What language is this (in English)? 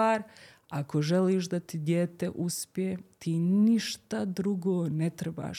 Croatian